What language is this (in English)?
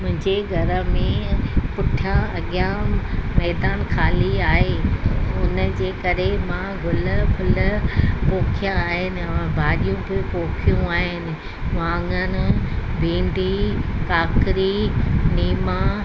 Sindhi